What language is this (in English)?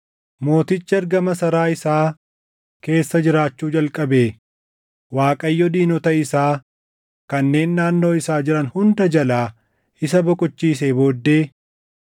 Oromo